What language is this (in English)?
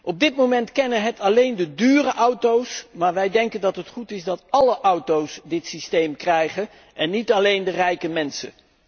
Dutch